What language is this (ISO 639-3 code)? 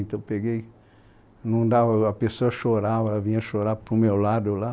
por